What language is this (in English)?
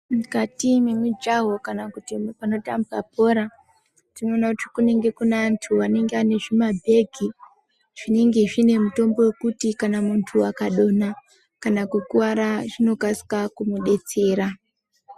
Ndau